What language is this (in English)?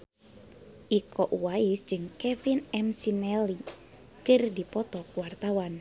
Sundanese